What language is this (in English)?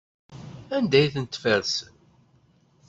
Kabyle